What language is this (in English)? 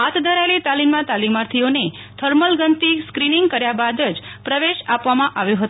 Gujarati